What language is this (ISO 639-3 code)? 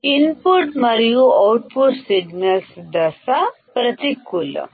tel